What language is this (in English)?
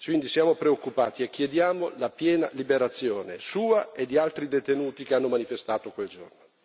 Italian